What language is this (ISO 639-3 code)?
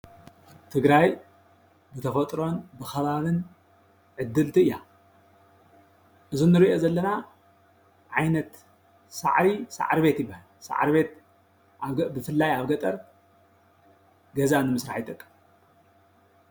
tir